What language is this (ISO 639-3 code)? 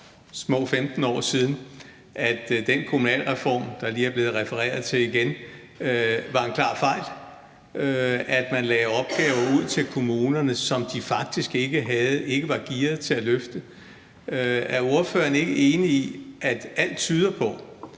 dan